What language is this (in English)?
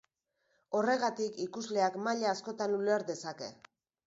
Basque